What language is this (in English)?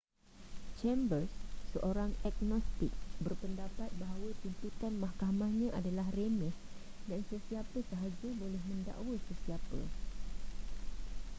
Malay